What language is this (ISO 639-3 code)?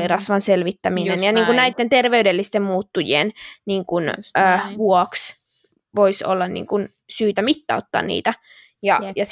fin